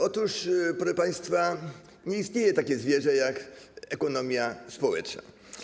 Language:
Polish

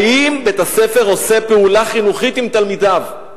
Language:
Hebrew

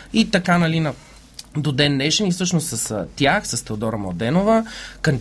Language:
Bulgarian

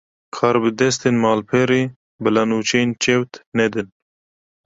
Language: Kurdish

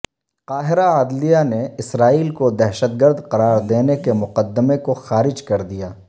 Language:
Urdu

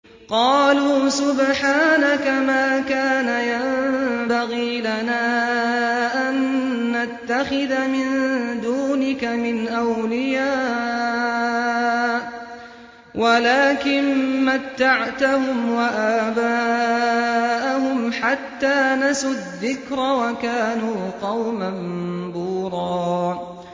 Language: Arabic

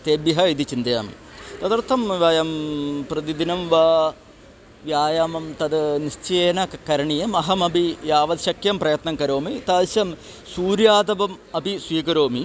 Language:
Sanskrit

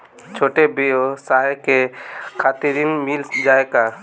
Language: Bhojpuri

